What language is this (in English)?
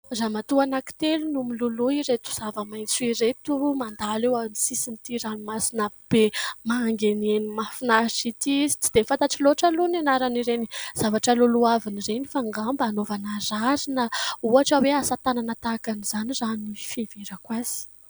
Malagasy